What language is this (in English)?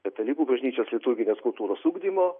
Lithuanian